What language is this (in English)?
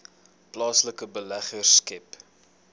Afrikaans